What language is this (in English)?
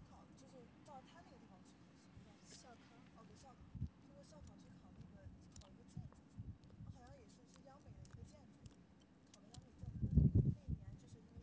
Chinese